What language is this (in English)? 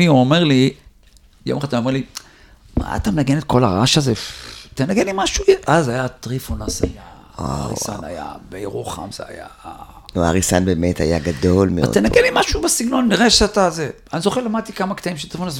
Hebrew